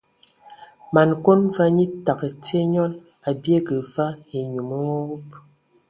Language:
Ewondo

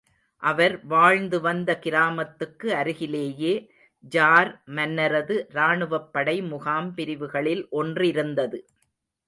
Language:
Tamil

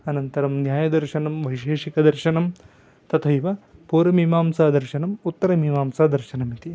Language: Sanskrit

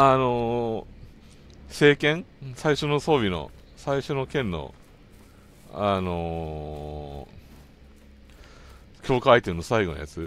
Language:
Japanese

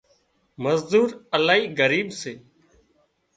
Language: Wadiyara Koli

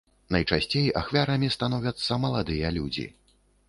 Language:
Belarusian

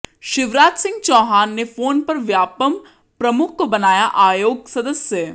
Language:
Hindi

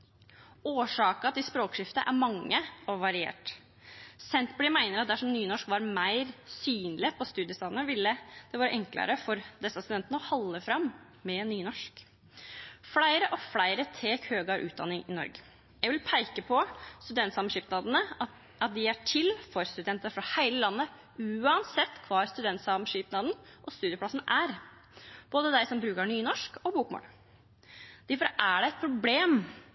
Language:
Norwegian Nynorsk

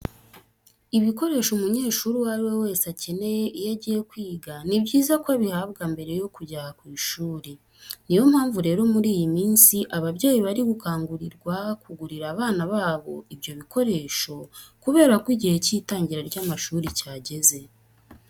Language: Kinyarwanda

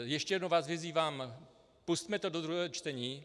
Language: Czech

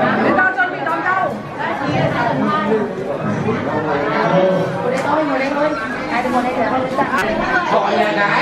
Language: Vietnamese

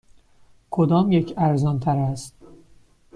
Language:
Persian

